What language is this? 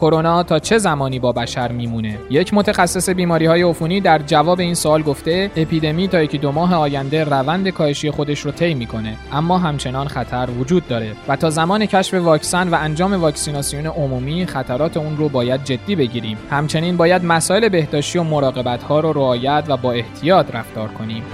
Persian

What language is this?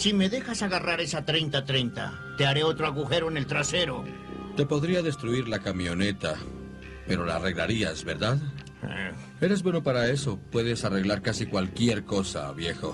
Spanish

